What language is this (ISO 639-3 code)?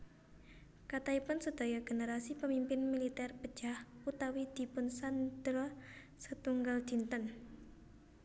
jav